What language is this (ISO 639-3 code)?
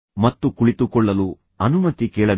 kan